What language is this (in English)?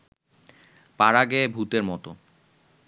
Bangla